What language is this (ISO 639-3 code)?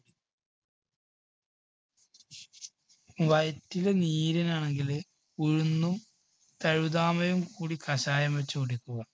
mal